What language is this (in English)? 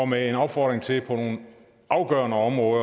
Danish